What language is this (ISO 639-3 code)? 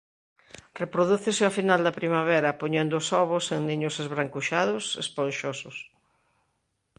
glg